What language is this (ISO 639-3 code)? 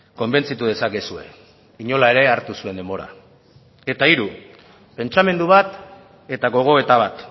eus